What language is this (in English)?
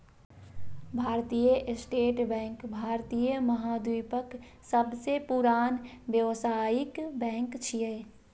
Maithili